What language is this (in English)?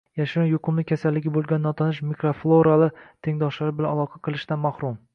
Uzbek